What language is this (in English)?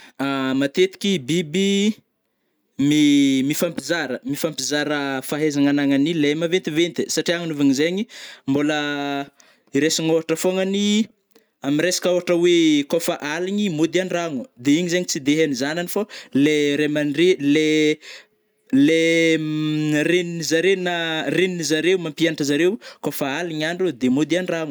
Northern Betsimisaraka Malagasy